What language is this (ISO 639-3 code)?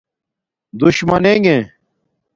dmk